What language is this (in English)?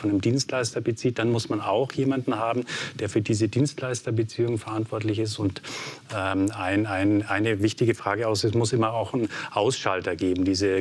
German